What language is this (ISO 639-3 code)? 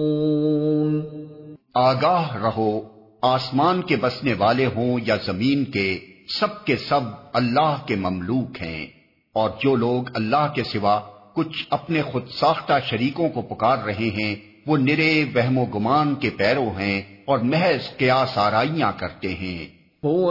urd